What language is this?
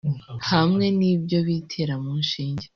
Kinyarwanda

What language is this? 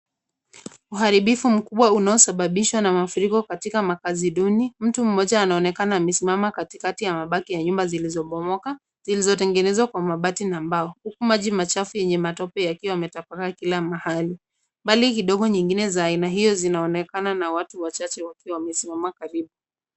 Swahili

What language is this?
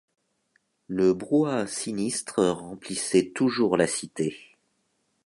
French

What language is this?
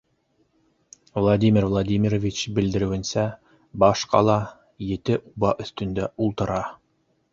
Bashkir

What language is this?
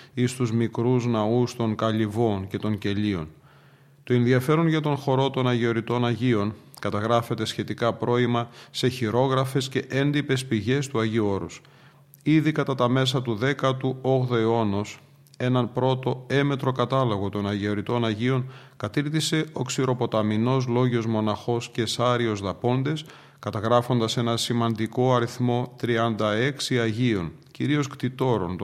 Greek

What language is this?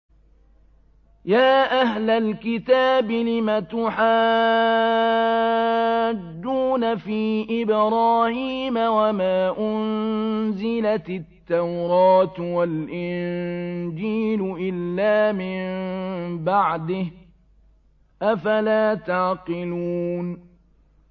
Arabic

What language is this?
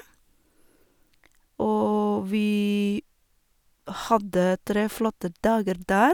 Norwegian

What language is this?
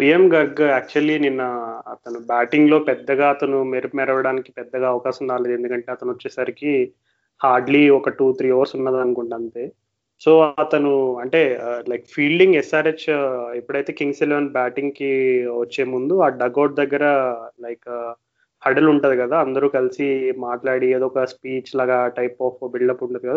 Telugu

